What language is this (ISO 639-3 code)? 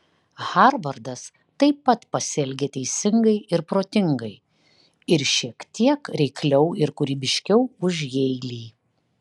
lit